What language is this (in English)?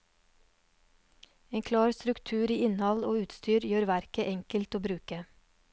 Norwegian